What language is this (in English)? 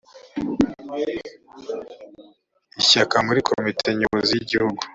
Kinyarwanda